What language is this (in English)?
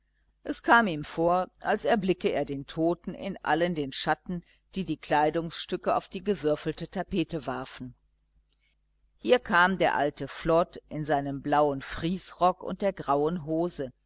German